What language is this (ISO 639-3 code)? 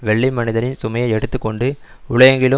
tam